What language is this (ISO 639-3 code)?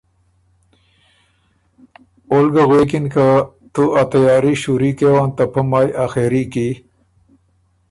oru